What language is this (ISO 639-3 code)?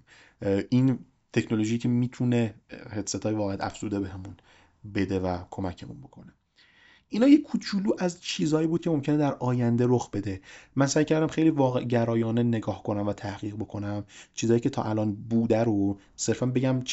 fas